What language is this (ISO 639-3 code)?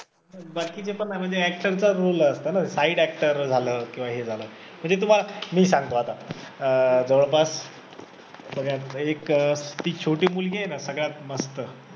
mar